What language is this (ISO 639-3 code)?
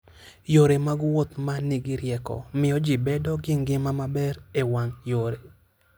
luo